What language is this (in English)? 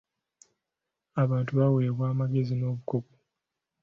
Ganda